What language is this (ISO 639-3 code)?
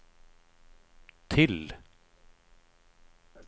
swe